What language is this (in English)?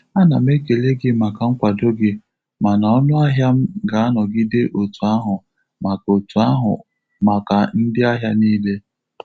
Igbo